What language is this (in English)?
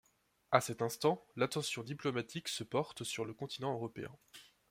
French